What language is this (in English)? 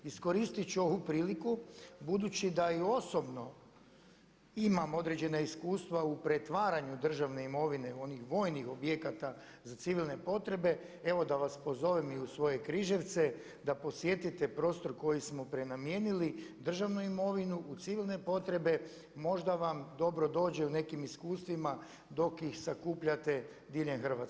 Croatian